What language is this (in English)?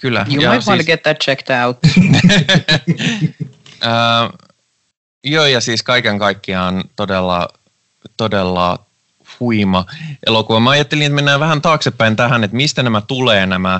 Finnish